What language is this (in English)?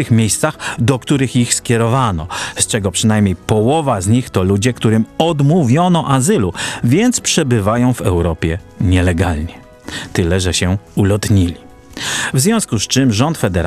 Polish